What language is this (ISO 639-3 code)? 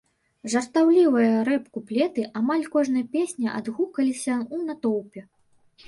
bel